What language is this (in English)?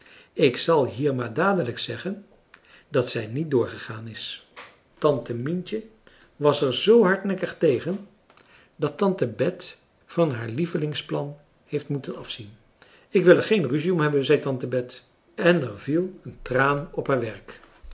Dutch